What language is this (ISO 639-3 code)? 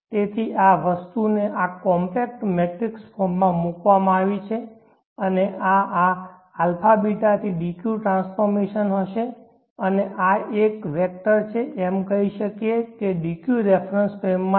guj